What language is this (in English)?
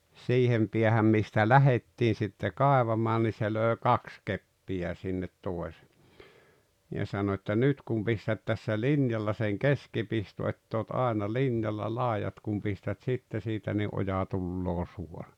Finnish